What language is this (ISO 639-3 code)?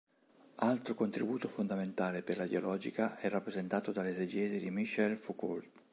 ita